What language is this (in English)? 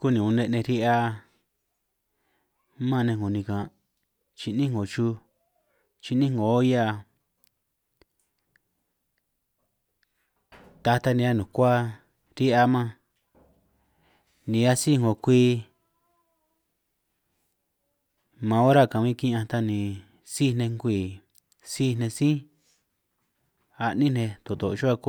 San Martín Itunyoso Triqui